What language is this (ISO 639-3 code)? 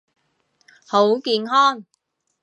yue